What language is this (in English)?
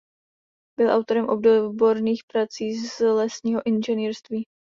Czech